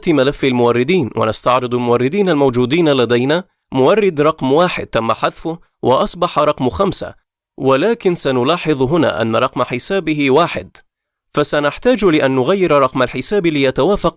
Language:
Arabic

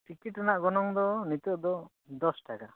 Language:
Santali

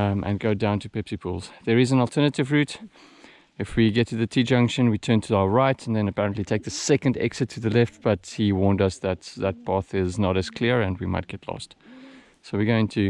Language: English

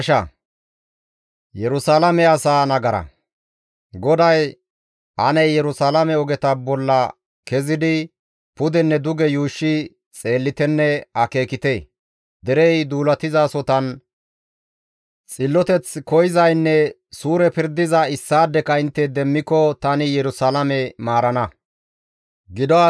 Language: Gamo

